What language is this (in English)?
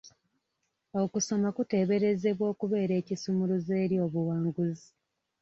Ganda